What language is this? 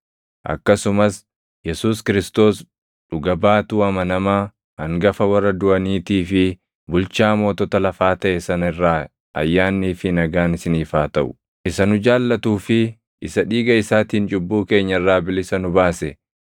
Oromo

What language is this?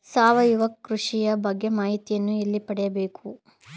Kannada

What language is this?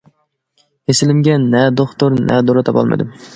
Uyghur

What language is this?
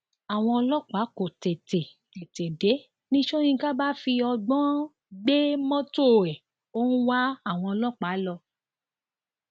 Yoruba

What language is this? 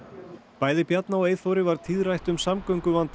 Icelandic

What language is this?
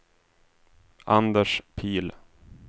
Swedish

